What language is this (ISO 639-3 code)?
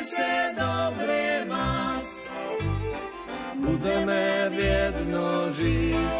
slk